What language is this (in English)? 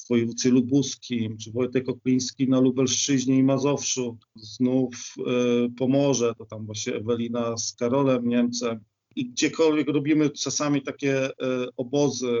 Polish